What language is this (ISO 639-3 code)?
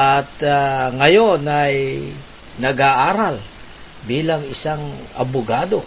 fil